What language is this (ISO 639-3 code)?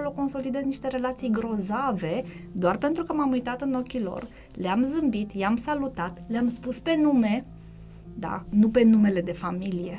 ron